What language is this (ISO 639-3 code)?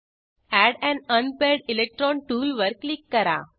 mar